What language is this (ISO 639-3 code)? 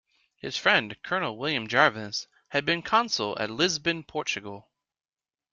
eng